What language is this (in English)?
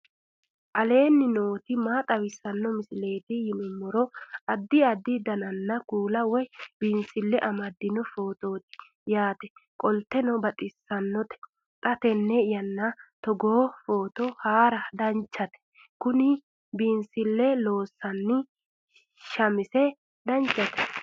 Sidamo